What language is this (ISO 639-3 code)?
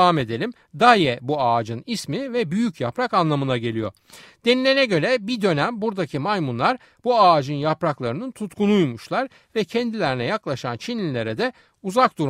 tur